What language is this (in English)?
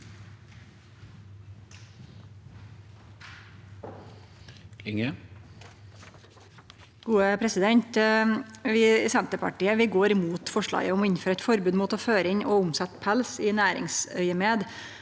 Norwegian